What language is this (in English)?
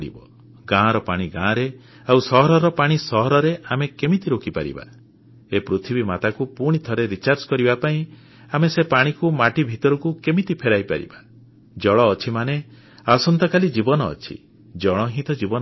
Odia